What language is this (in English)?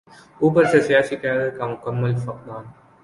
Urdu